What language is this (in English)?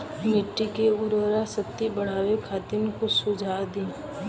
Bhojpuri